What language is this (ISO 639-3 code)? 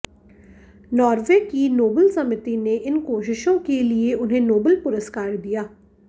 hin